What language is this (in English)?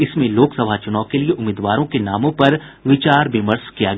Hindi